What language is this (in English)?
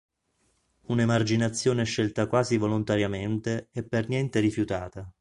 Italian